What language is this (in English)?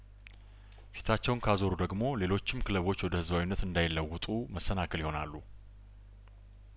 Amharic